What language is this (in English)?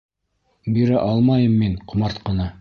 Bashkir